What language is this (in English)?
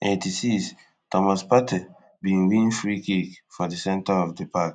Nigerian Pidgin